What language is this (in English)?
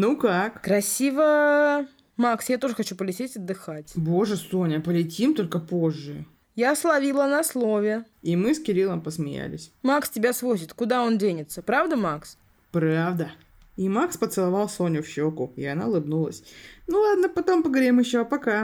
Russian